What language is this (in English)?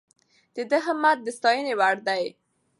Pashto